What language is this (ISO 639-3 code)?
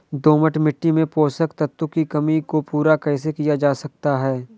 hin